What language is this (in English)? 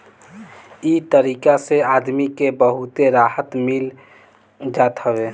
Bhojpuri